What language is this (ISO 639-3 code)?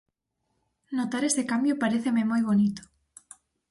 glg